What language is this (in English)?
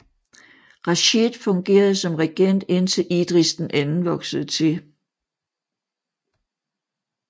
Danish